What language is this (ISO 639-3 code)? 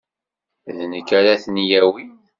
kab